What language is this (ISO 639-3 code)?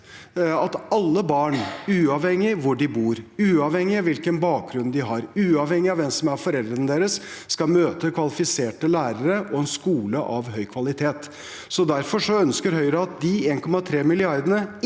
nor